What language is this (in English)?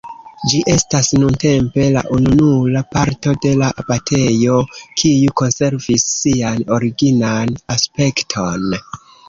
Esperanto